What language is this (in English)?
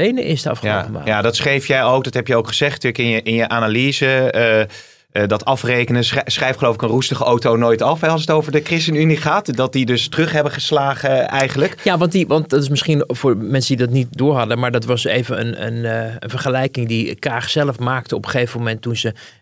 Dutch